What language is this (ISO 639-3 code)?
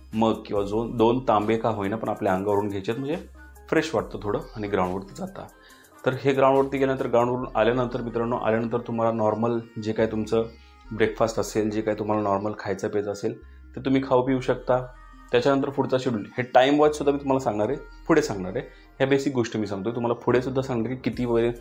mar